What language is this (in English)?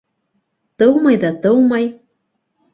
Bashkir